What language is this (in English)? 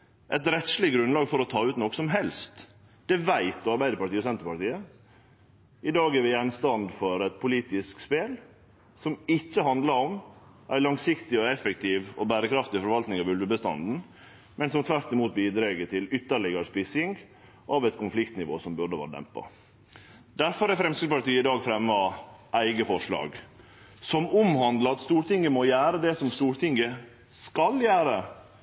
Norwegian Nynorsk